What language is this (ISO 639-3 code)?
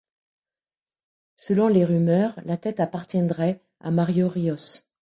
fra